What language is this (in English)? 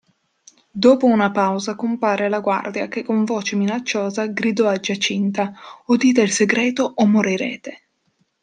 Italian